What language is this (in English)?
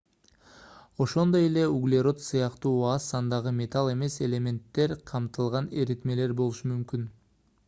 Kyrgyz